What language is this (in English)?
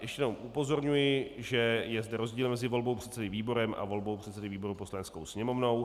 Czech